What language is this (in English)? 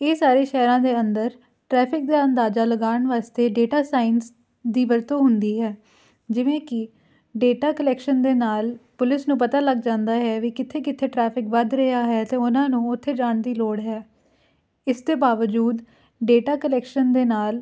Punjabi